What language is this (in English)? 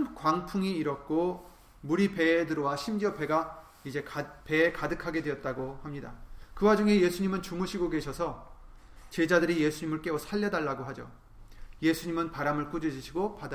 Korean